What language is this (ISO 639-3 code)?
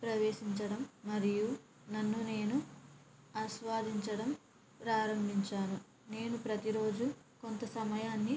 tel